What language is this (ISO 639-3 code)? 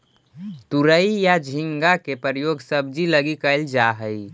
mag